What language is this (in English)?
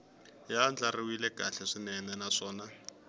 Tsonga